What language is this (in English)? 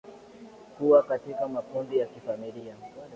Swahili